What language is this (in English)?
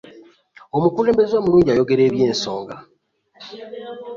Ganda